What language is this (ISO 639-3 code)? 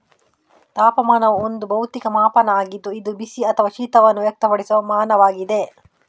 kan